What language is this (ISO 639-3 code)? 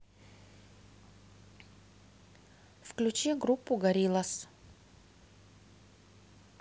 rus